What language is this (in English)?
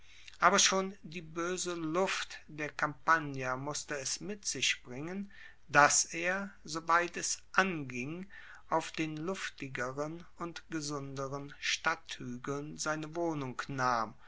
German